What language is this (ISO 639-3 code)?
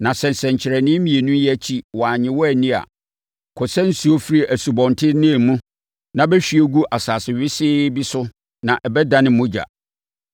aka